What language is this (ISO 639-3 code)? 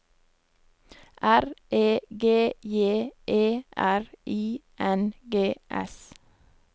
nor